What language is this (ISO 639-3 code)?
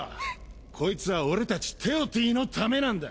jpn